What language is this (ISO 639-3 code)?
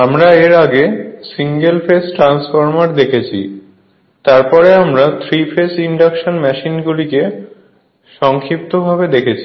ben